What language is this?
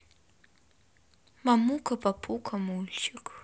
Russian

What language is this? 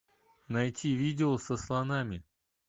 Russian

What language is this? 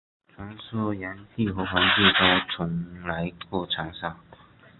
Chinese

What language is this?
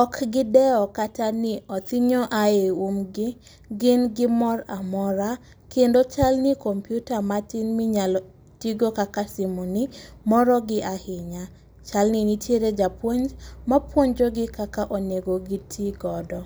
Luo (Kenya and Tanzania)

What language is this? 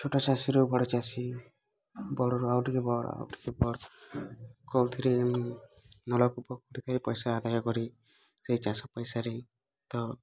Odia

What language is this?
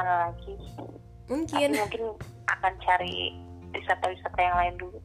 Indonesian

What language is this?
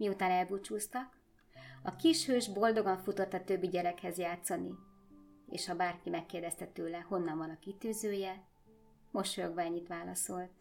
Hungarian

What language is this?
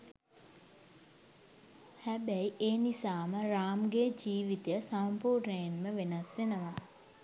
Sinhala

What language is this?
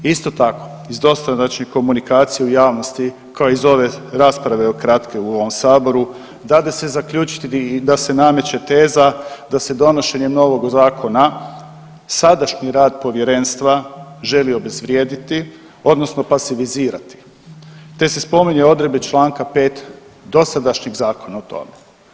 Croatian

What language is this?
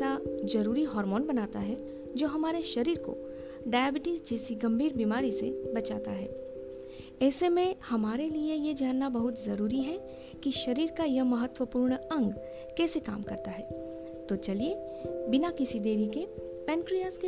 Hindi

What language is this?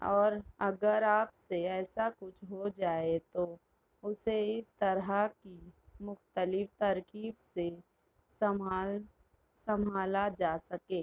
Urdu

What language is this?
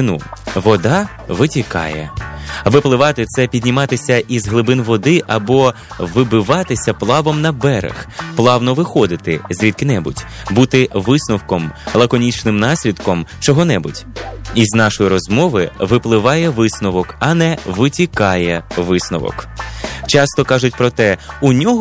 Ukrainian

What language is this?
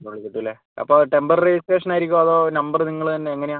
Malayalam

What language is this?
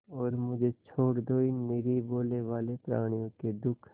Hindi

